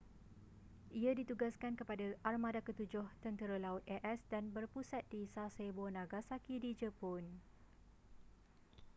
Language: Malay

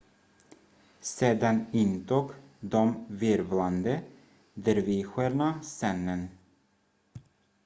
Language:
Swedish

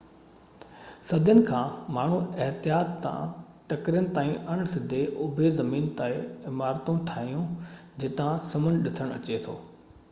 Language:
Sindhi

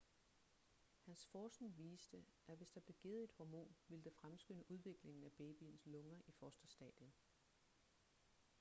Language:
Danish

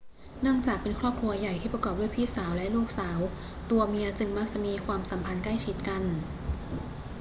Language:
Thai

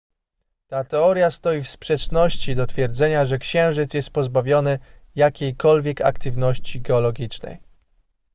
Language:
Polish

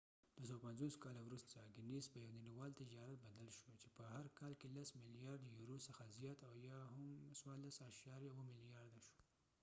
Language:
Pashto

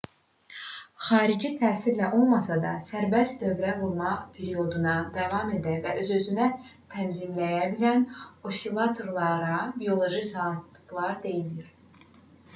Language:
Azerbaijani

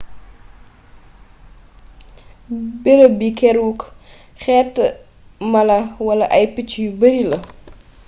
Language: Wolof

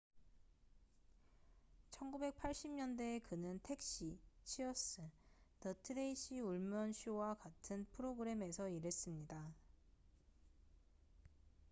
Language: Korean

